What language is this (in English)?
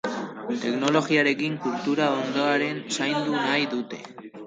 Basque